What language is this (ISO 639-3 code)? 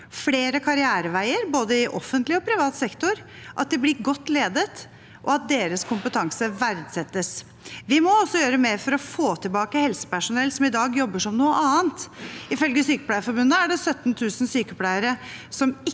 nor